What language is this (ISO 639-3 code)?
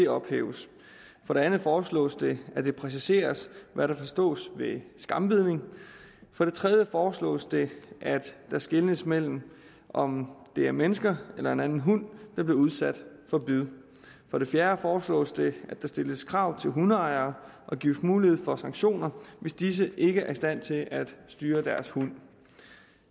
dan